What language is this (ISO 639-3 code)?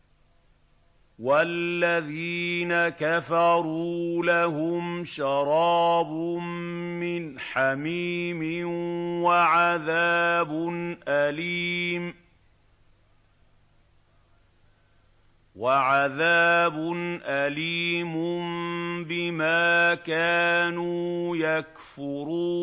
ara